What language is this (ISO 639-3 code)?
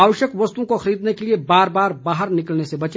hin